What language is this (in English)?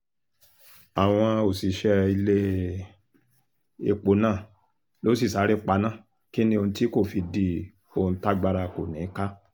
Yoruba